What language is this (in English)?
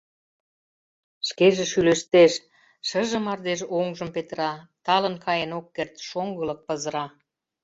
Mari